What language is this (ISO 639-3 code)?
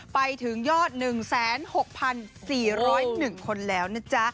tha